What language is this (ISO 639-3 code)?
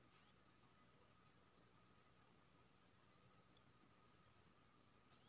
mai